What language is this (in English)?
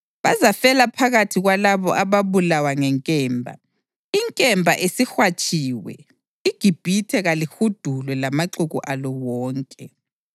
North Ndebele